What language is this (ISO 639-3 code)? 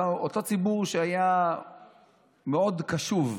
heb